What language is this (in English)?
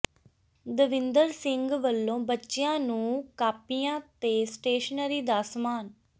Punjabi